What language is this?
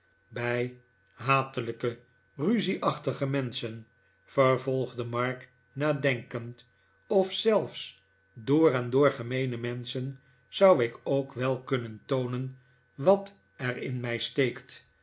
Dutch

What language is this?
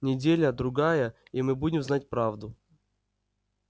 Russian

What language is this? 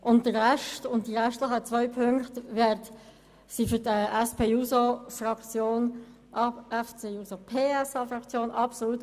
Swiss German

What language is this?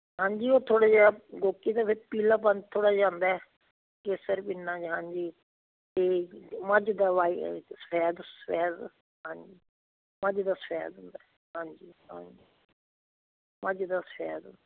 Punjabi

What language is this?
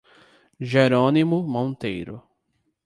Portuguese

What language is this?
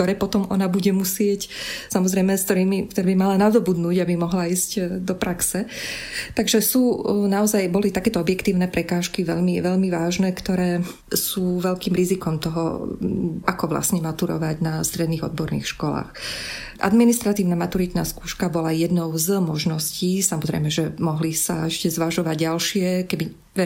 Slovak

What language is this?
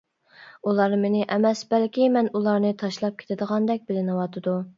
Uyghur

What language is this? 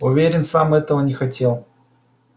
Russian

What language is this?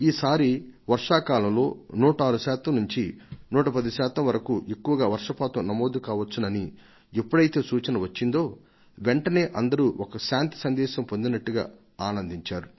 Telugu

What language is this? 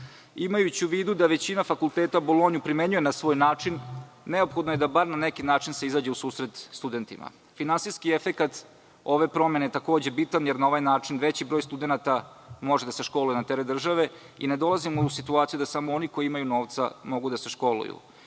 Serbian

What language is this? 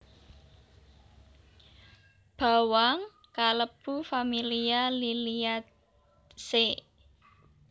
Javanese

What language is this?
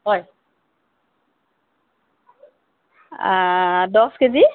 Assamese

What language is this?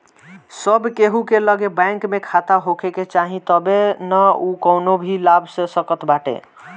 Bhojpuri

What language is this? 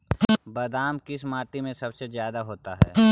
Magahi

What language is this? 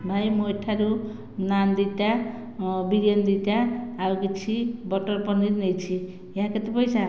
Odia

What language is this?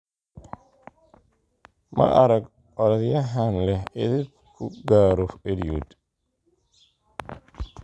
Somali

